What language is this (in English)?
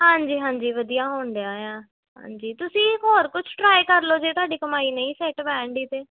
Punjabi